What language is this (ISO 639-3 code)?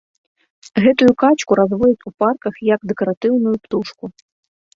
bel